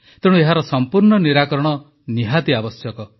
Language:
Odia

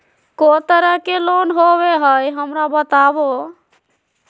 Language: Magahi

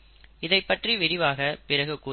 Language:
Tamil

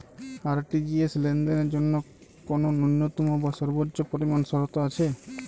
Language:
Bangla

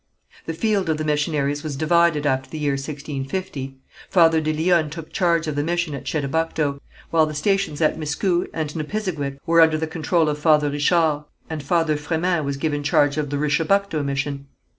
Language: English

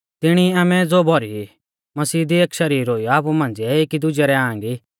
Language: Mahasu Pahari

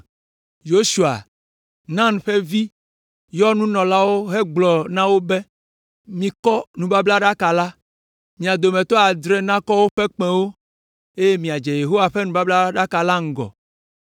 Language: Ewe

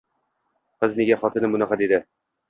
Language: Uzbek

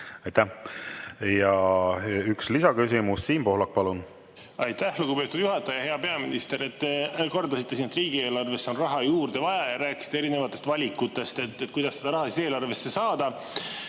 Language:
Estonian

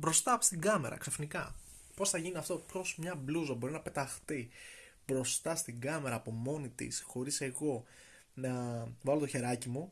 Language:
Greek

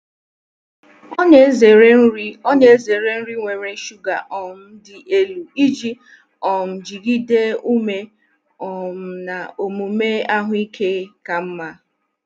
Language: Igbo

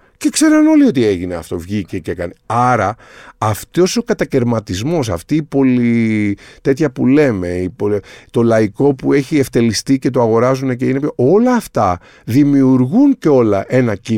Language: Greek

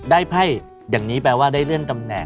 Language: Thai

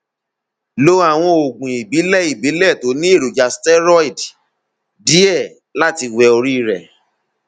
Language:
Yoruba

